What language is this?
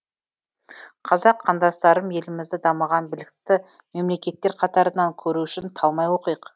Kazakh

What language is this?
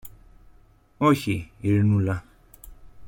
Greek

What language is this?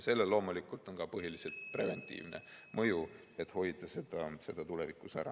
Estonian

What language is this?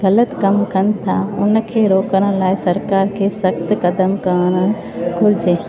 Sindhi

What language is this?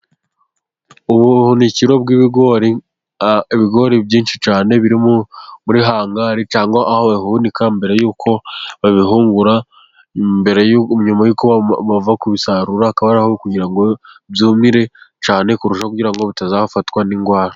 Kinyarwanda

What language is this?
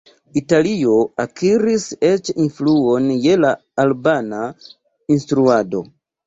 Esperanto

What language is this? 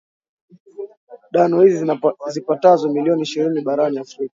Swahili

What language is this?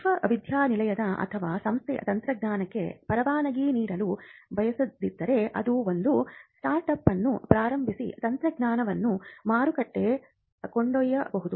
Kannada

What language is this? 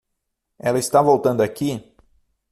Portuguese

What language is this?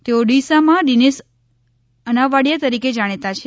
Gujarati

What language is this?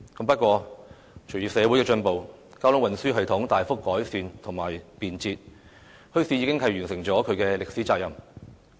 Cantonese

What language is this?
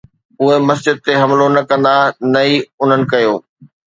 Sindhi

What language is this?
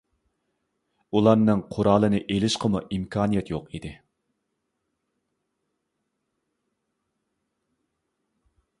Uyghur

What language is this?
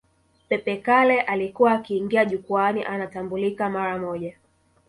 Swahili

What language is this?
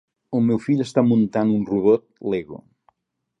Catalan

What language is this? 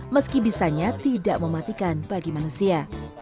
Indonesian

